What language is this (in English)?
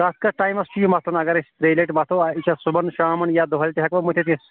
Kashmiri